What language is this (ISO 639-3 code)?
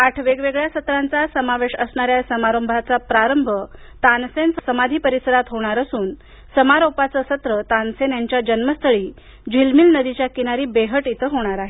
mar